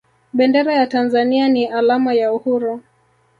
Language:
Swahili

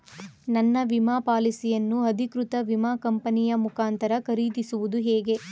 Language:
Kannada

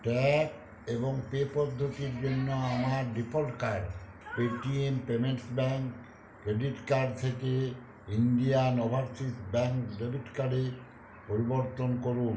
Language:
Bangla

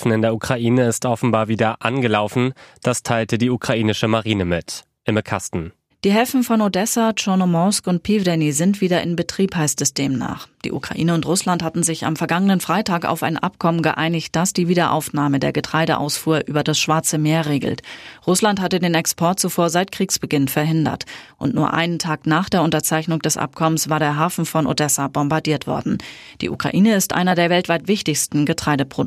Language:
German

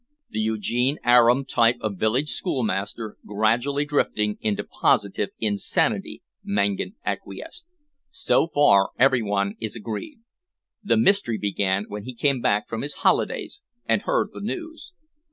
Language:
English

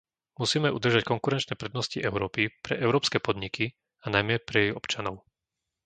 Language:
Slovak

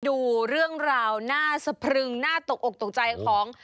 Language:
Thai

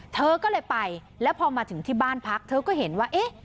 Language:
Thai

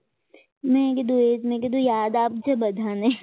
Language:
Gujarati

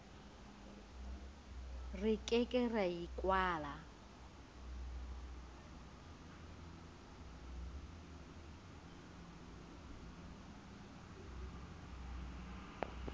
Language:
Southern Sotho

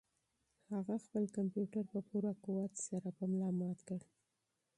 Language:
Pashto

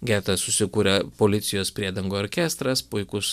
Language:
Lithuanian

